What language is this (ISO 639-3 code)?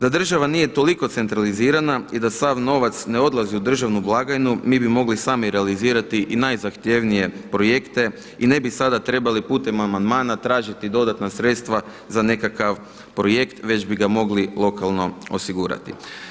hrv